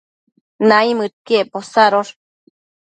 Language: Matsés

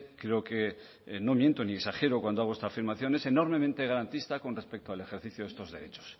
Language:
Spanish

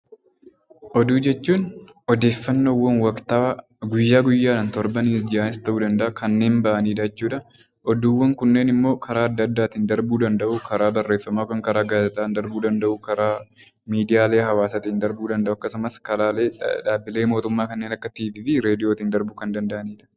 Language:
Oromo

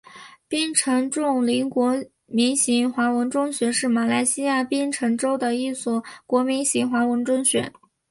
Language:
Chinese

